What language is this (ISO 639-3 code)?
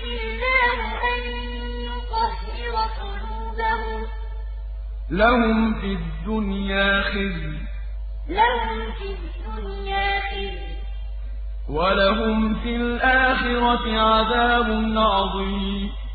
ara